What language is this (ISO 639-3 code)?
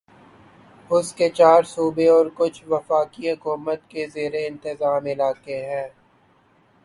urd